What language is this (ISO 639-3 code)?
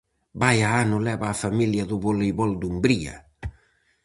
glg